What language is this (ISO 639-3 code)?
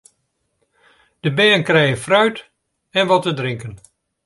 fry